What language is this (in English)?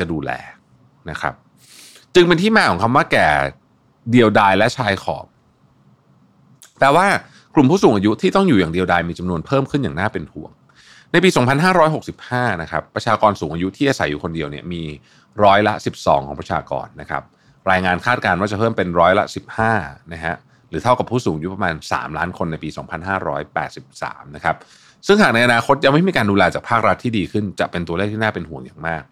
Thai